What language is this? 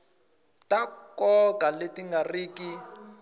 Tsonga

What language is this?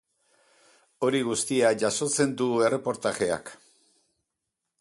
Basque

